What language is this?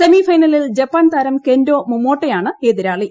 Malayalam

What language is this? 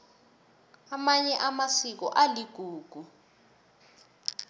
South Ndebele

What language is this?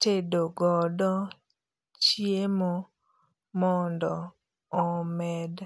Luo (Kenya and Tanzania)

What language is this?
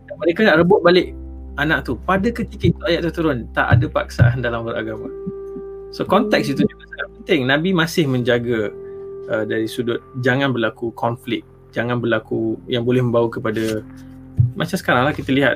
Malay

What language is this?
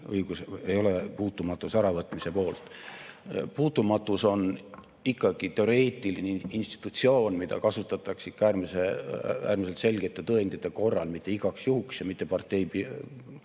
Estonian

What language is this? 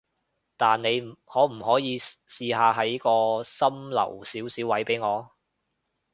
Cantonese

